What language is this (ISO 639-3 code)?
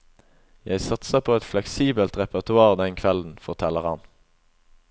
nor